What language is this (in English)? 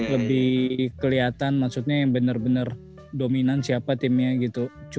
Indonesian